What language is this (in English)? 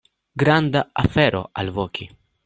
Esperanto